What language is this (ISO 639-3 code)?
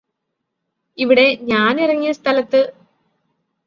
mal